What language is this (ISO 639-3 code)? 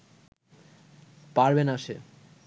ben